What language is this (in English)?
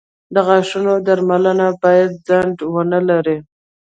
Pashto